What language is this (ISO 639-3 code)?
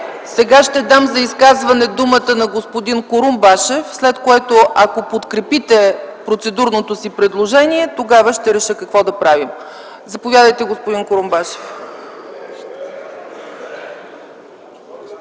bul